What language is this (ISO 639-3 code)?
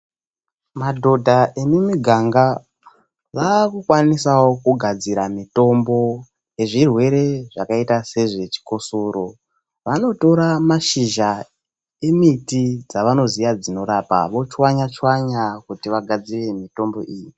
ndc